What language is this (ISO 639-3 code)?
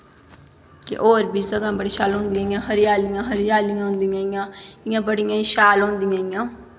doi